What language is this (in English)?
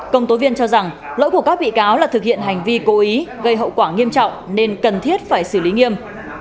Vietnamese